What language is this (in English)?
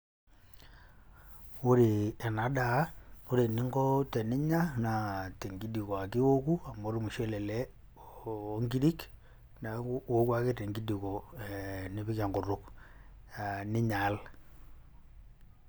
Masai